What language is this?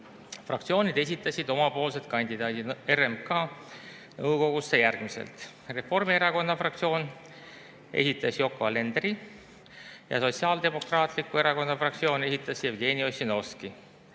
Estonian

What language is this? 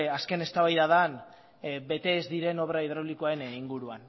Basque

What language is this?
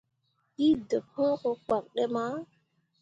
Mundang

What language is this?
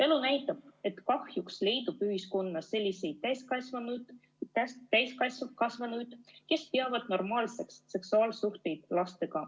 Estonian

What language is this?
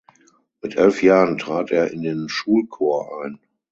German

